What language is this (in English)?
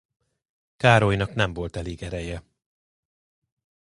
Hungarian